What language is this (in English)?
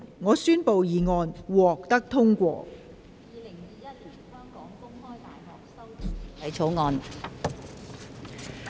Cantonese